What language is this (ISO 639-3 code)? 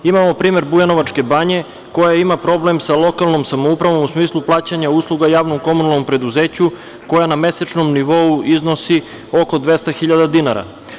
srp